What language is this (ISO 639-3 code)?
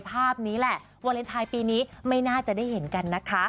tha